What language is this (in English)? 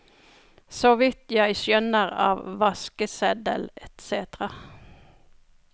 Norwegian